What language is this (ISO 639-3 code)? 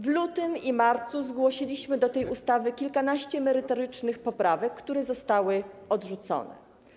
pol